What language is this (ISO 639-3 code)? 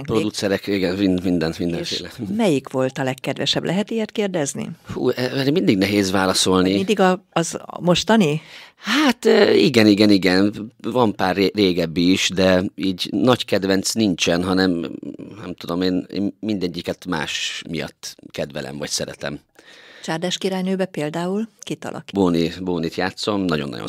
hun